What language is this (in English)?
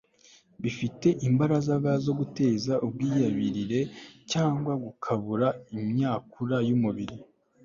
Kinyarwanda